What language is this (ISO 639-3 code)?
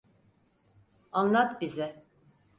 tur